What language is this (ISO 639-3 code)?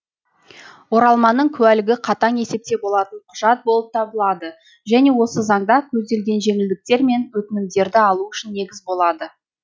kaz